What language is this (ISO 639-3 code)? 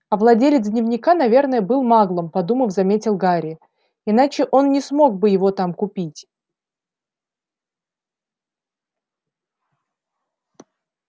rus